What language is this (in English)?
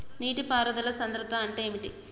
Telugu